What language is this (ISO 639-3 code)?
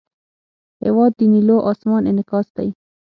pus